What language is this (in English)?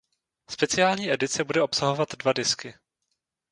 Czech